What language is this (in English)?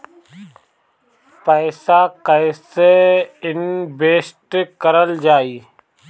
Bhojpuri